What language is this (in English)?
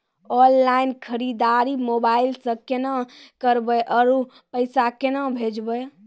Maithili